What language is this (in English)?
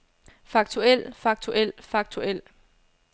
Danish